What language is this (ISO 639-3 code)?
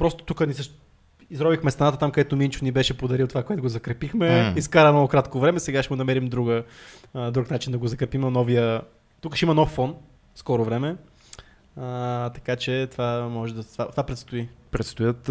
bul